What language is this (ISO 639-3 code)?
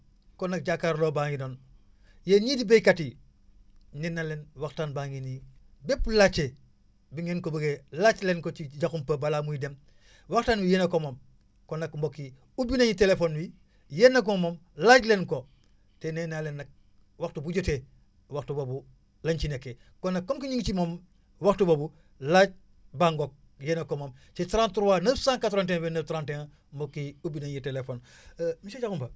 wol